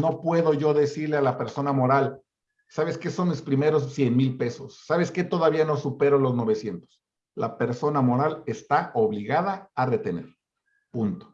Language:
Spanish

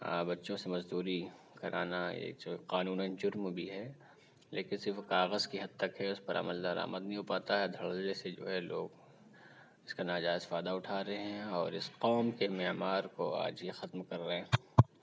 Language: Urdu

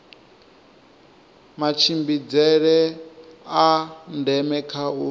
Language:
Venda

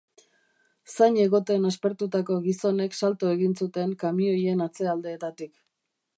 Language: Basque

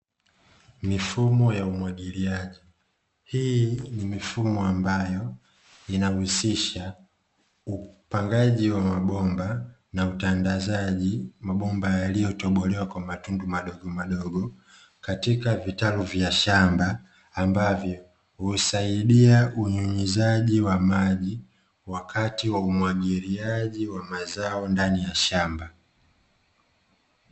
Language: Swahili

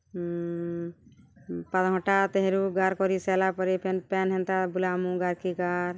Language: Odia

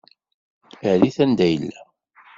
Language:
Kabyle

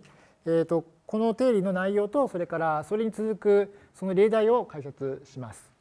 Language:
Japanese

